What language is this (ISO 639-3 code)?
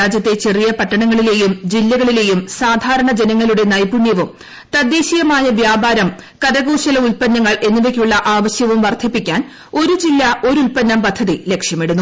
mal